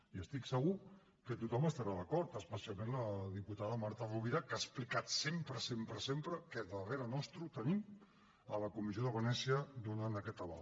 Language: Catalan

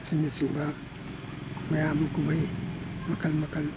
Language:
Manipuri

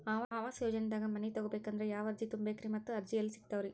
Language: Kannada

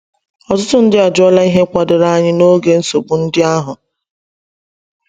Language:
Igbo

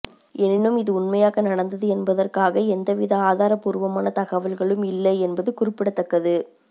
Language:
Tamil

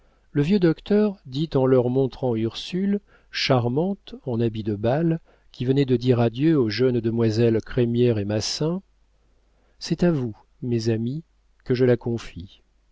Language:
French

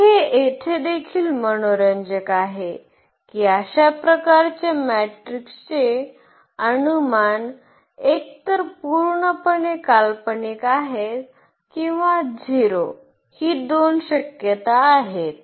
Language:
Marathi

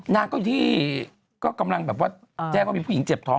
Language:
Thai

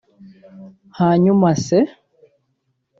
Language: Kinyarwanda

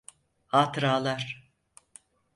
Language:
Turkish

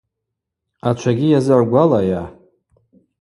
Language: Abaza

